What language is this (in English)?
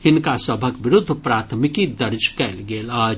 Maithili